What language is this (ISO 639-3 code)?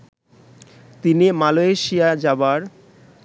ben